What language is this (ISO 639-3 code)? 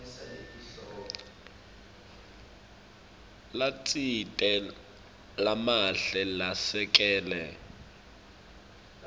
ssw